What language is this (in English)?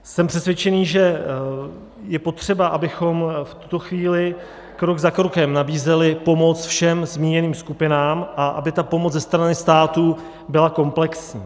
Czech